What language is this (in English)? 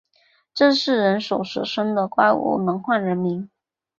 Chinese